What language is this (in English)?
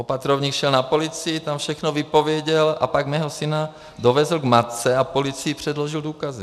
Czech